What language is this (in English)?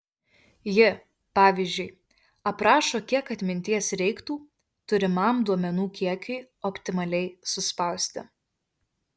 Lithuanian